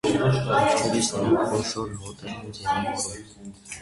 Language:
Armenian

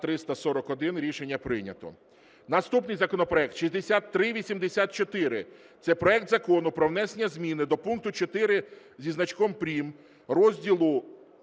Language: Ukrainian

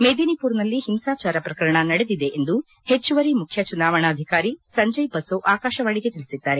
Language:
Kannada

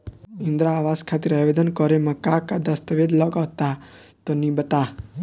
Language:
Bhojpuri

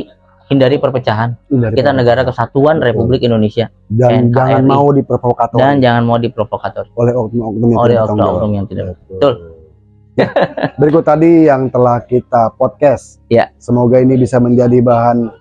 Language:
Indonesian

